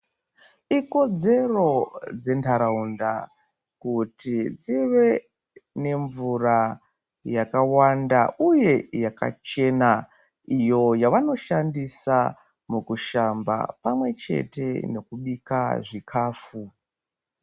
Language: Ndau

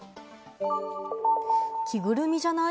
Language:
Japanese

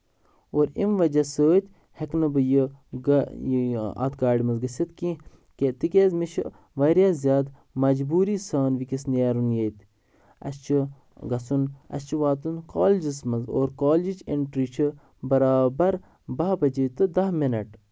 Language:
Kashmiri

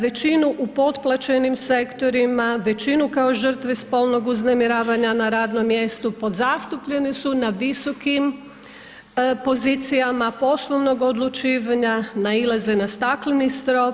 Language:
Croatian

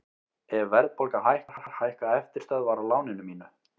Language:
Icelandic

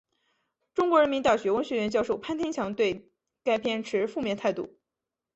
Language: Chinese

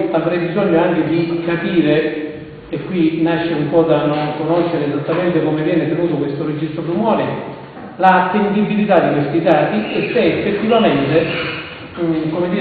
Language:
Italian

